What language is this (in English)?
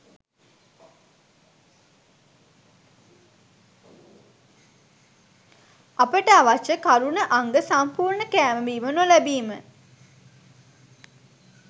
Sinhala